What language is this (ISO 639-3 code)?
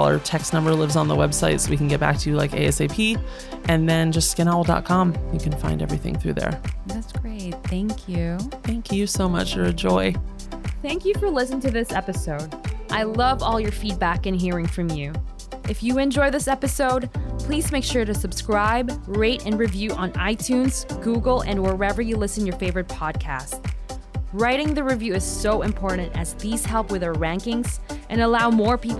eng